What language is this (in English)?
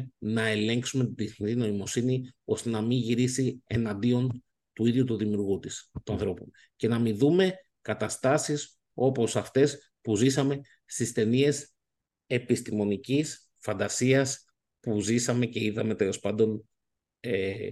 Greek